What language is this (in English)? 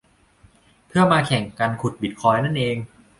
Thai